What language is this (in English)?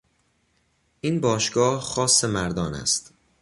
Persian